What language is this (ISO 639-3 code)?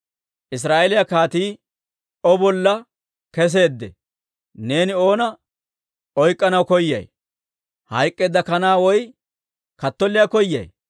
dwr